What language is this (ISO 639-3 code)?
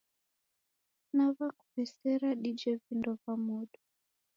dav